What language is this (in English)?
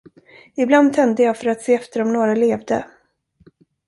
Swedish